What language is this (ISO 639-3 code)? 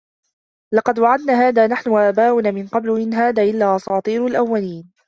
ara